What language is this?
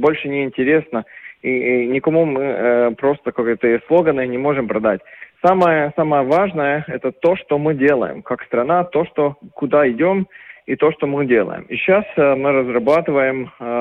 Russian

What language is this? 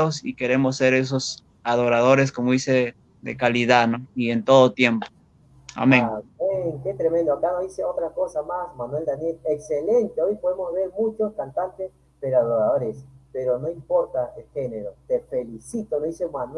Spanish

